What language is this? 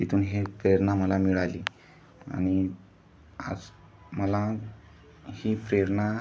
Marathi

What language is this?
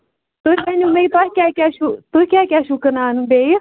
Kashmiri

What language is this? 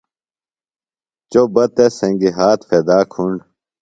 Phalura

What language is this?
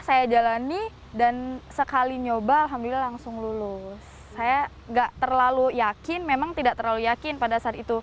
Indonesian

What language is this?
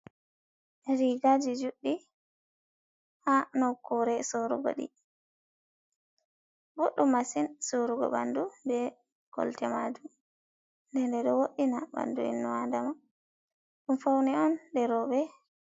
Fula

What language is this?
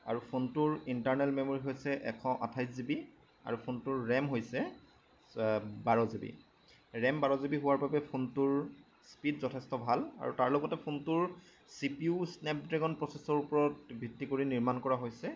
Assamese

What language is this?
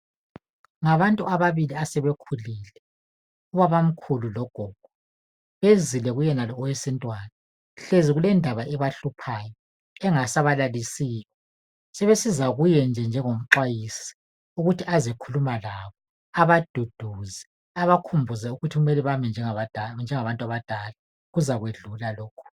North Ndebele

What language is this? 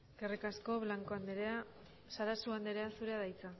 Basque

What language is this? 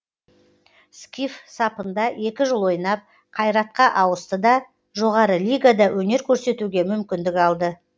Kazakh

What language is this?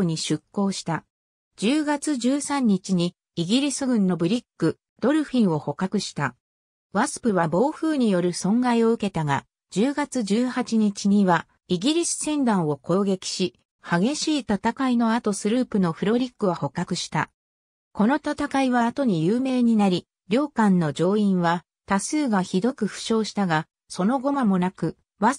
Japanese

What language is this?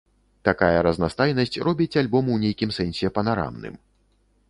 Belarusian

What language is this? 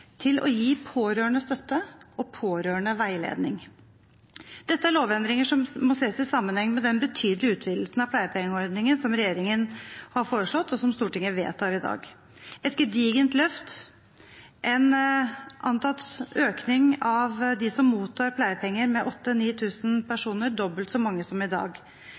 Norwegian Bokmål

